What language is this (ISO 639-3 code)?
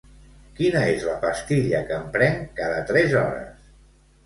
cat